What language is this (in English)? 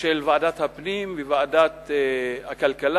Hebrew